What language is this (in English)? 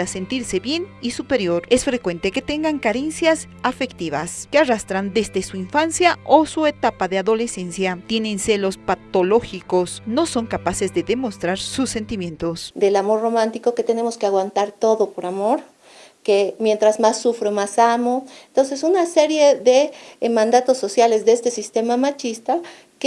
Spanish